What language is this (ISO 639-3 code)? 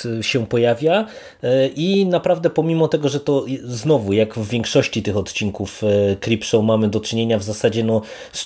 pol